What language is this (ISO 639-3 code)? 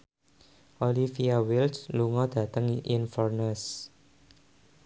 jav